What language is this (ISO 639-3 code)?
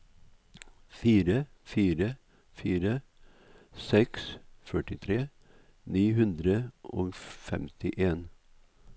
nor